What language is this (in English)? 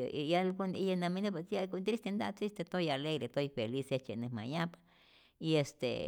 Rayón Zoque